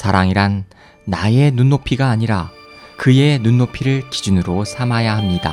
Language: Korean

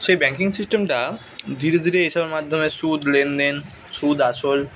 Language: Bangla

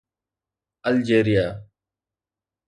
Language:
Sindhi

